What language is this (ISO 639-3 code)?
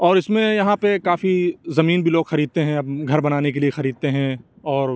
urd